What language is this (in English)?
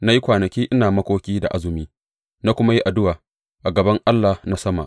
Hausa